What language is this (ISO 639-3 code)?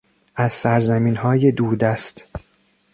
fas